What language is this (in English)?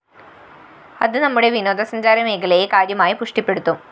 Malayalam